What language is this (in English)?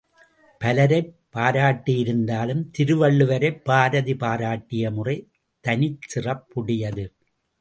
Tamil